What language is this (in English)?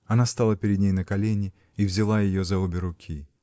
Russian